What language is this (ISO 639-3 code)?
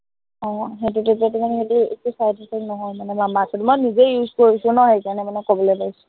asm